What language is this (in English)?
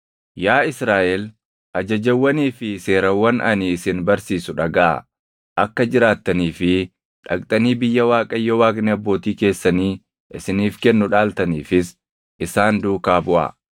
Oromo